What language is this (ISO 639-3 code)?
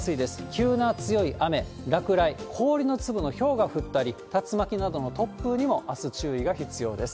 jpn